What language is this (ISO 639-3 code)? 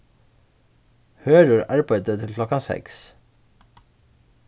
fao